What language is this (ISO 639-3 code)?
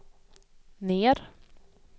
swe